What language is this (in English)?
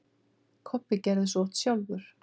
Icelandic